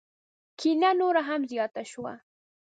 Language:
Pashto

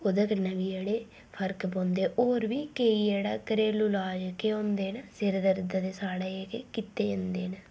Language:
Dogri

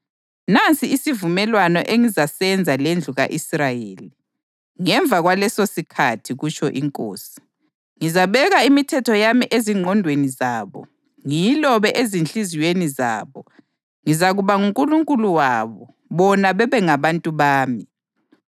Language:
North Ndebele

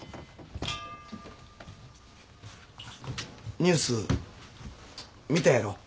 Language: Japanese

